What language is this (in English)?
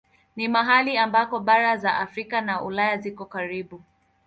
Swahili